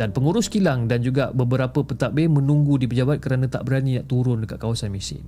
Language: Malay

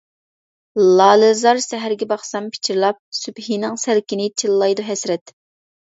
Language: Uyghur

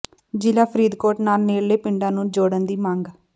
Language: Punjabi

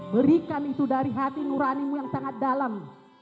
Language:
Indonesian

